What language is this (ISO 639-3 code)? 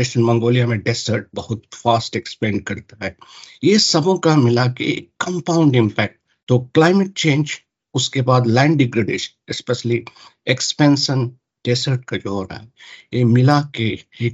hin